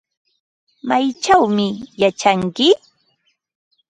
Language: Ambo-Pasco Quechua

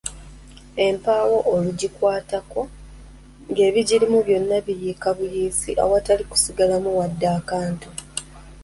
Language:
Ganda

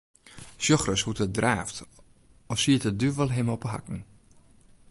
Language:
Western Frisian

